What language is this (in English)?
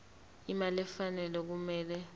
Zulu